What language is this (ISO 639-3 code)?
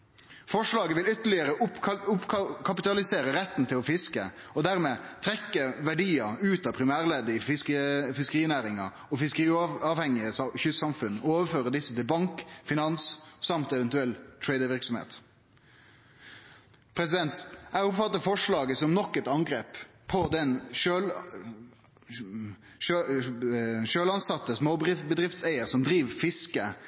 nno